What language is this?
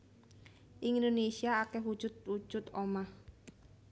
Javanese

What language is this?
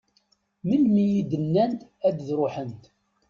Kabyle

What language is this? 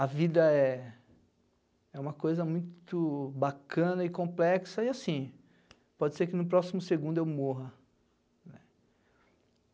Portuguese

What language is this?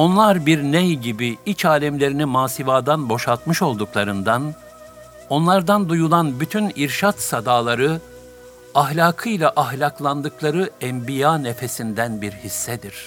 Turkish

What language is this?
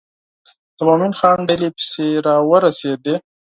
Pashto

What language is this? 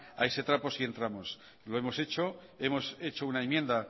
Spanish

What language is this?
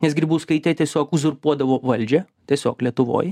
Lithuanian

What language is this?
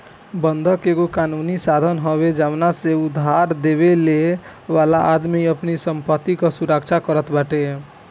Bhojpuri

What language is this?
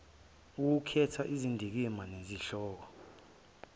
Zulu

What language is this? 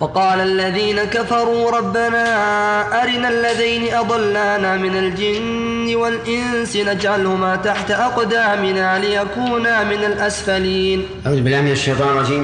Arabic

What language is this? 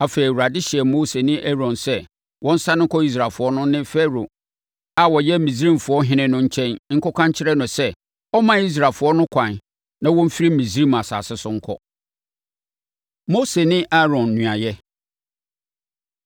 Akan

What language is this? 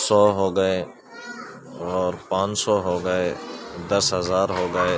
Urdu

